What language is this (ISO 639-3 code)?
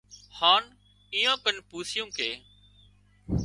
kxp